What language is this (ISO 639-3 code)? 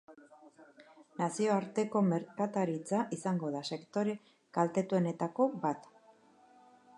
eus